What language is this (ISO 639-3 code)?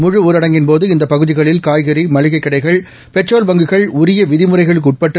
tam